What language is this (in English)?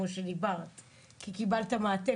Hebrew